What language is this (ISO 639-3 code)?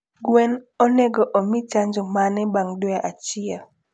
luo